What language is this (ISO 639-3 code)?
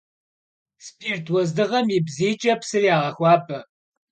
kbd